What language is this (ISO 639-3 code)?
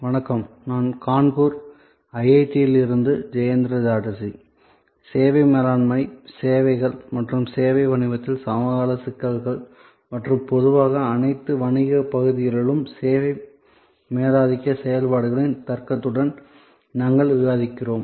tam